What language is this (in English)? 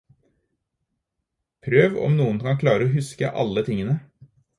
Norwegian Bokmål